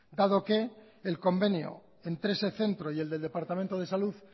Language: Spanish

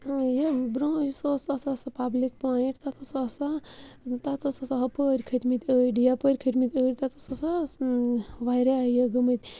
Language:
Kashmiri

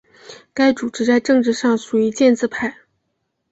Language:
Chinese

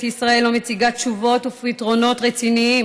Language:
Hebrew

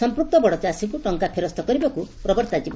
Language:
Odia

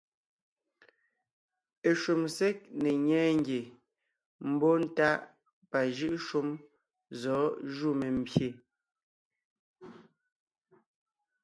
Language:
Ngiemboon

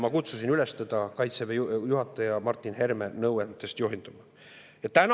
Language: Estonian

